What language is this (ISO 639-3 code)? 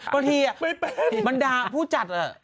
tha